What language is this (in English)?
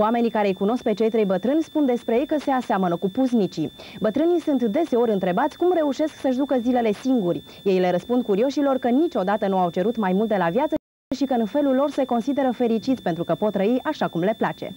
Romanian